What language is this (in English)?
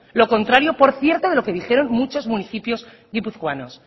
Spanish